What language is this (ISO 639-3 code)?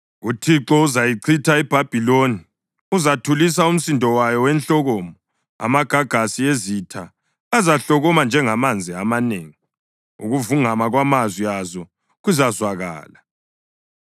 nde